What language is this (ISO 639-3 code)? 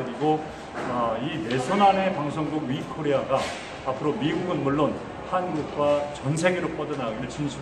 kor